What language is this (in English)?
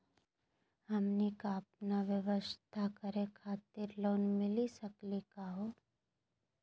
Magahi